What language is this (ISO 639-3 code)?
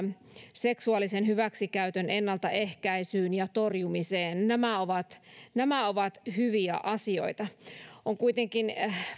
fin